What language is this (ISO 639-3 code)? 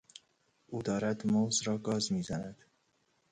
fas